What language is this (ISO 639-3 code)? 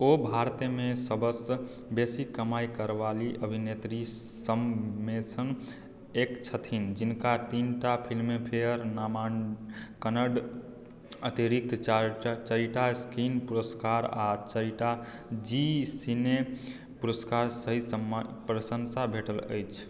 mai